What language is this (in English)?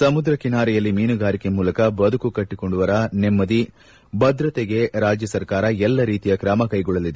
Kannada